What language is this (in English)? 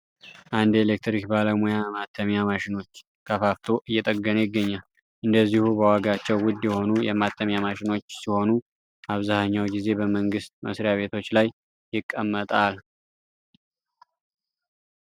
Amharic